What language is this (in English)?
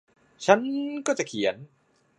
Thai